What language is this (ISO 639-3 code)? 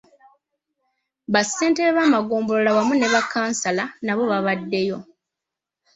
lug